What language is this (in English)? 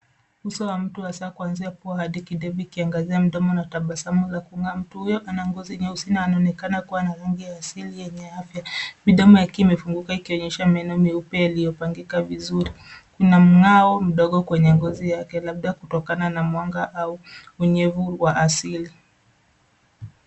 Swahili